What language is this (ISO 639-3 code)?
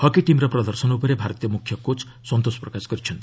ori